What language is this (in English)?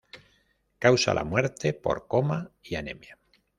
Spanish